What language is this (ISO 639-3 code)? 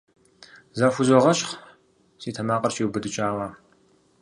kbd